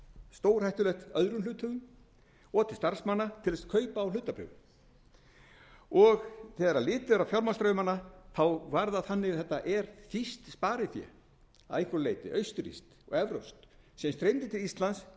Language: Icelandic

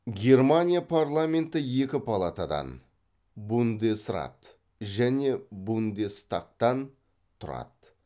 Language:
Kazakh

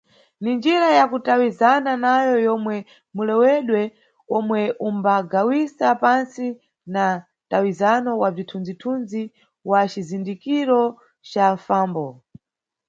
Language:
Nyungwe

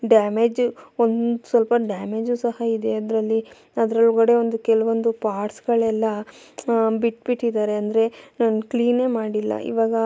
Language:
Kannada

